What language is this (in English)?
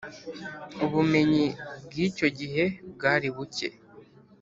Kinyarwanda